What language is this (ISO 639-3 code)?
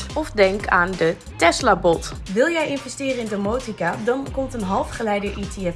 nld